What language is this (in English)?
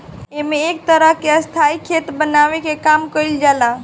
Bhojpuri